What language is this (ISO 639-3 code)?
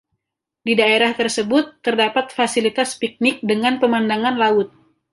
ind